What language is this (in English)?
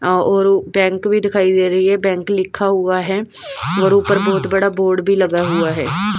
Hindi